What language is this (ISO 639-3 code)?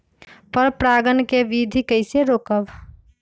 mag